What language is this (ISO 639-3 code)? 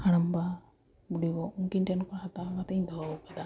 sat